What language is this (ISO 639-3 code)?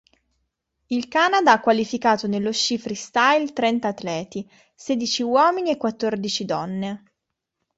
ita